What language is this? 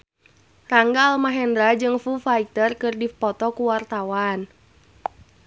Sundanese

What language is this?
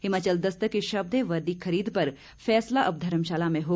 Hindi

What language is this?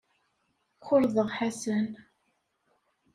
Kabyle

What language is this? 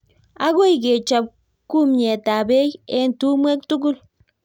Kalenjin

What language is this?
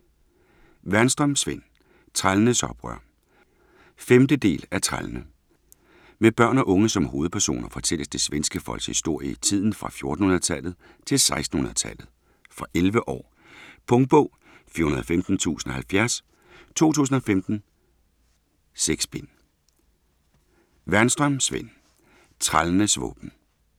Danish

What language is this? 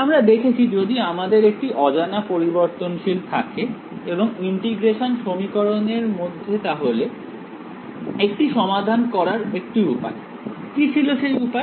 Bangla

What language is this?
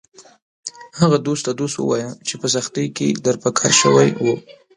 Pashto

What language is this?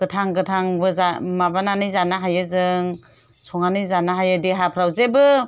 Bodo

